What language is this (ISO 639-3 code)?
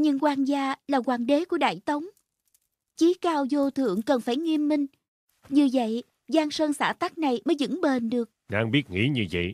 vie